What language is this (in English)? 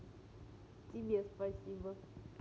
Russian